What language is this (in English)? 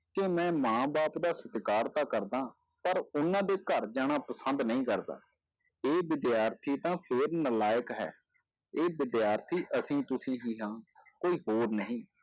Punjabi